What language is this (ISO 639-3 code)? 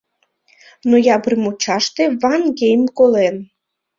chm